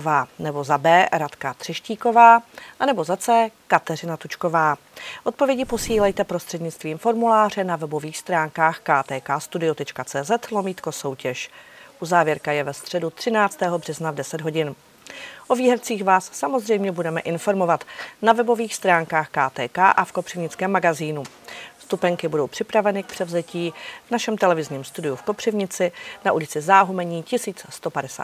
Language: Czech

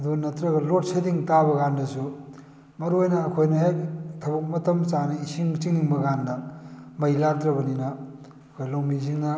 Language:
Manipuri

